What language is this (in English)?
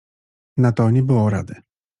Polish